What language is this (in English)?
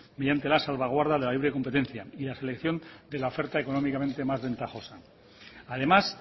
Spanish